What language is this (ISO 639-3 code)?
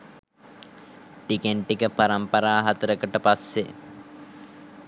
sin